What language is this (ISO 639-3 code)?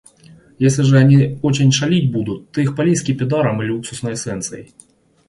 rus